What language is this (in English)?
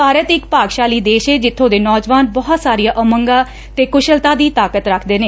Punjabi